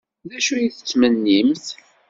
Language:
Kabyle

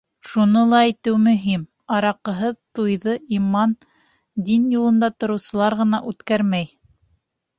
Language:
Bashkir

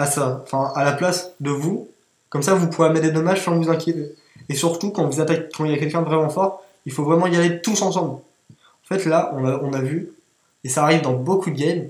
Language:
French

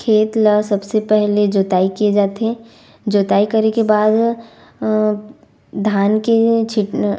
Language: Chhattisgarhi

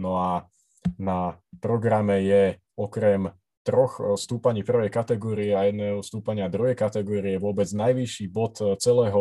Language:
Slovak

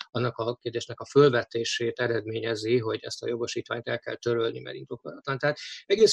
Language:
Hungarian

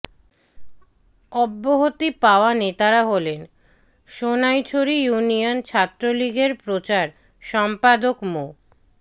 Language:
Bangla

